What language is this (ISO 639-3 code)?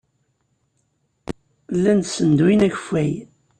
kab